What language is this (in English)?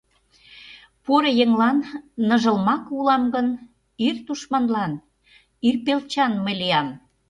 Mari